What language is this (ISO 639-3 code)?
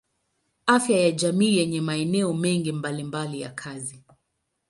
swa